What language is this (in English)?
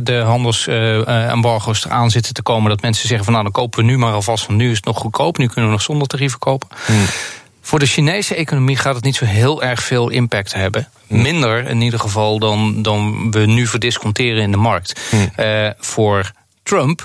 Dutch